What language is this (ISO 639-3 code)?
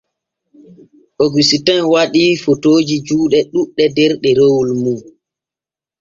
fue